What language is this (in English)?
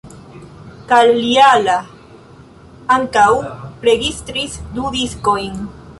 Esperanto